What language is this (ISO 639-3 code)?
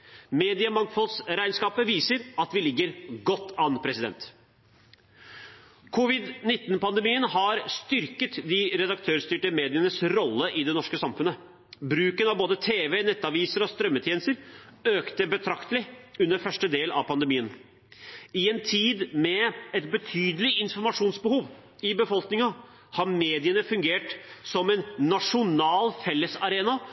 nob